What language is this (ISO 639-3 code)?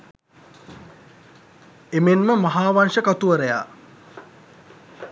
sin